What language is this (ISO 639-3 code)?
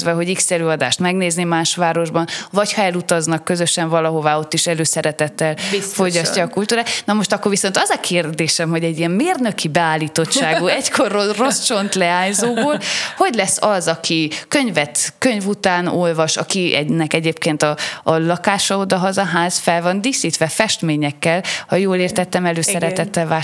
hun